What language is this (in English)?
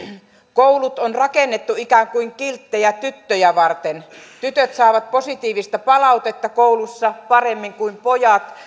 Finnish